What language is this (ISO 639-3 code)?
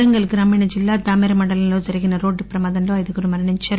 tel